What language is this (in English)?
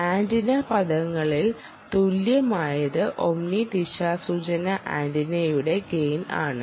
Malayalam